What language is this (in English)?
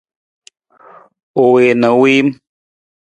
Nawdm